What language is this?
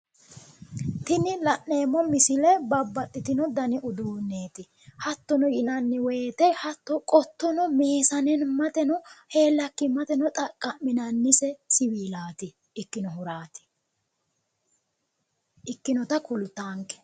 Sidamo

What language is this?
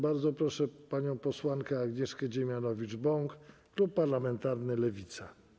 Polish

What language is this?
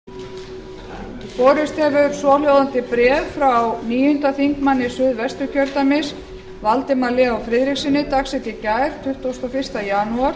Icelandic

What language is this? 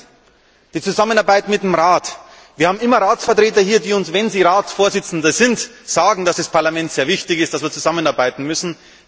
German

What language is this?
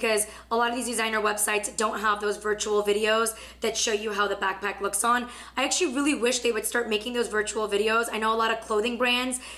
English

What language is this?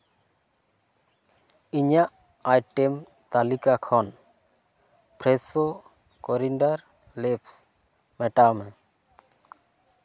Santali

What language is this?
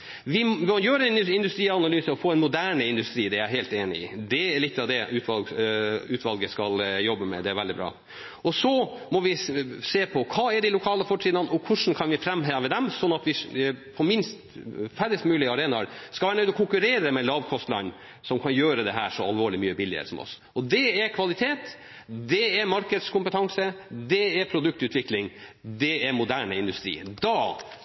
Norwegian Nynorsk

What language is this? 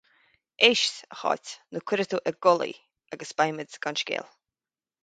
Irish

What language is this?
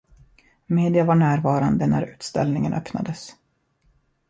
Swedish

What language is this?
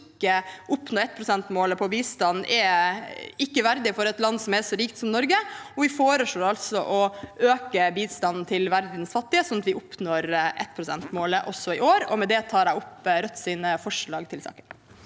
Norwegian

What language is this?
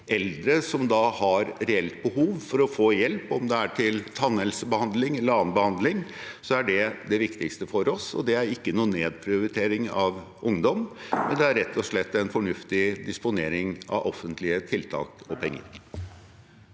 Norwegian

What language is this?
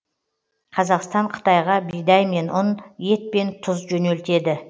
Kazakh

